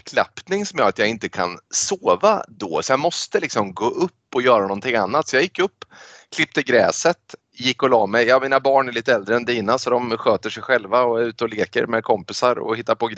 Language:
Swedish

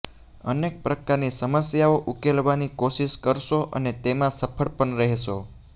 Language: Gujarati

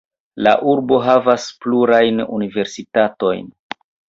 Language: Esperanto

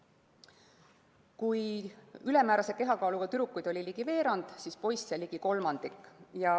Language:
Estonian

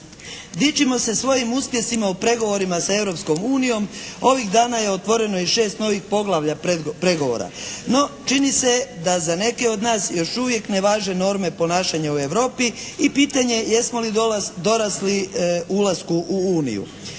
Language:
Croatian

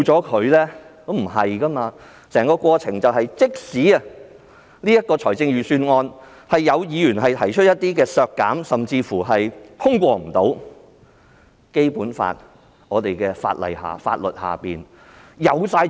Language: Cantonese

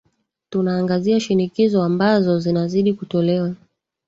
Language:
Swahili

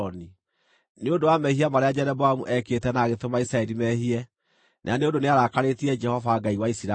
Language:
Kikuyu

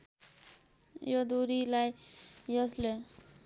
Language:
Nepali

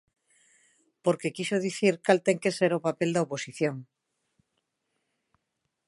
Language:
Galician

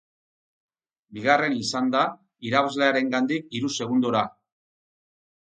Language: Basque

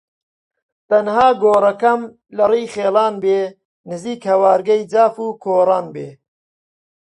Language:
Central Kurdish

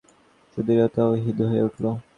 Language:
Bangla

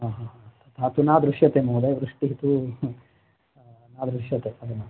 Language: Sanskrit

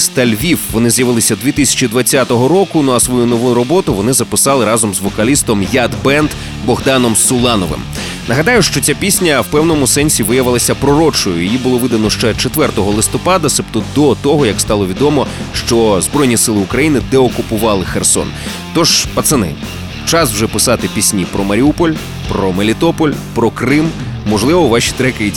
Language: Ukrainian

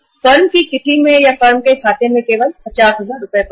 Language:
Hindi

